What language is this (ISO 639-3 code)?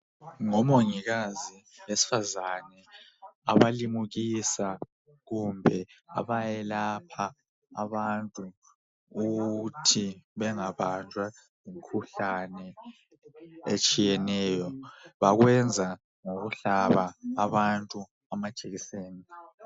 nde